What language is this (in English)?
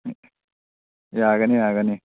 Manipuri